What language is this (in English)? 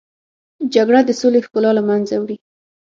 Pashto